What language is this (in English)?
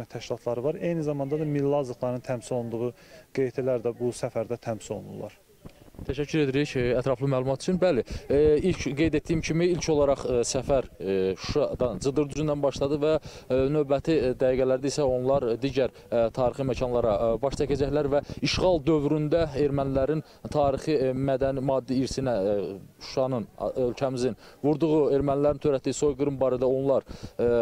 Turkish